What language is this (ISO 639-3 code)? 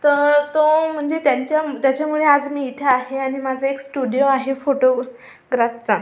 mar